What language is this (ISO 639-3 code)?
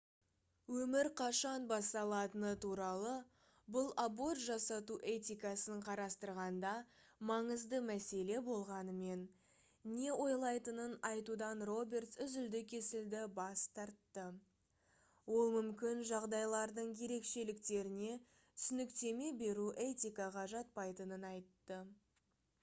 kaz